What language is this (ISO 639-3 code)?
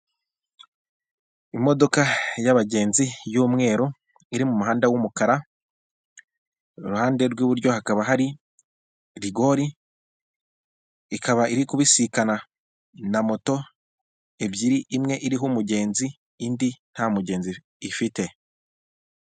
kin